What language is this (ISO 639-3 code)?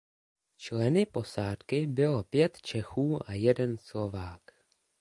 ces